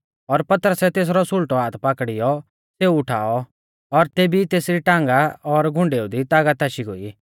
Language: Mahasu Pahari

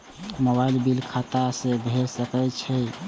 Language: Maithili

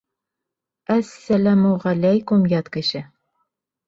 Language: Bashkir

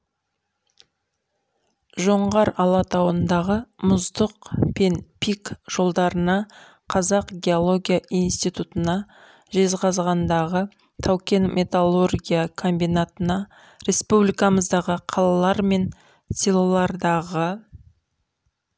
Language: Kazakh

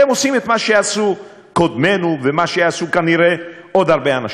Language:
Hebrew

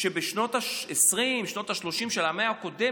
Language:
Hebrew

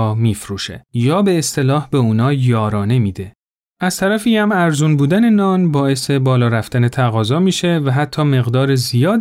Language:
Persian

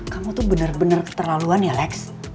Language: Indonesian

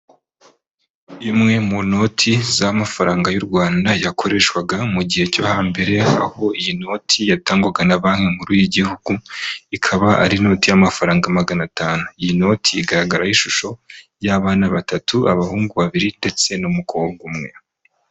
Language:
Kinyarwanda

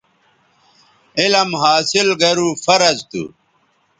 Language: Bateri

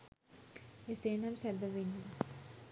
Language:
Sinhala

